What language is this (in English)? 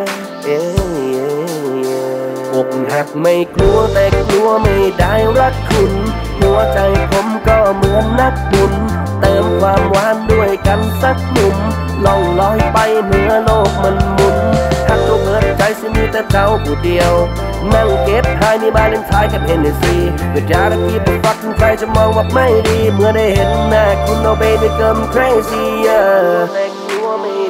Thai